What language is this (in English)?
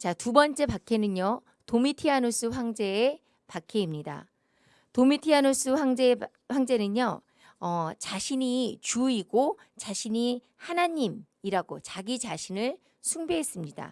Korean